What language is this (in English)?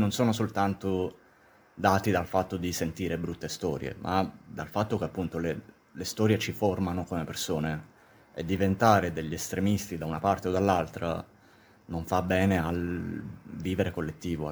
Italian